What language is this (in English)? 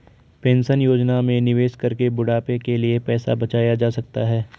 Hindi